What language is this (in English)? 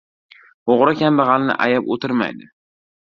Uzbek